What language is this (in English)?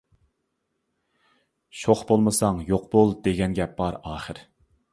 Uyghur